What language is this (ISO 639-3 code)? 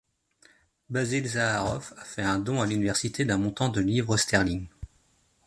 fra